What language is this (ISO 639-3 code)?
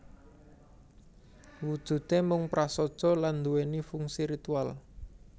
jav